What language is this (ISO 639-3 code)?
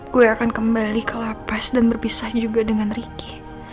ind